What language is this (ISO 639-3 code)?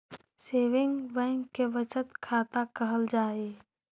mag